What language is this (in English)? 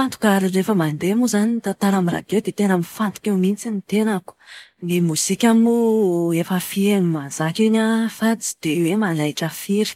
Malagasy